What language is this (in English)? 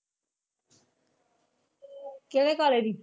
Punjabi